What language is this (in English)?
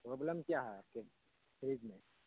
Urdu